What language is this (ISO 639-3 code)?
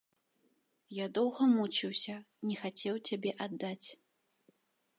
bel